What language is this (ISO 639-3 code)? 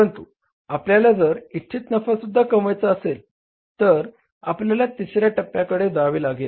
mar